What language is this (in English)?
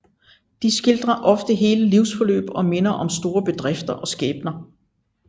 Danish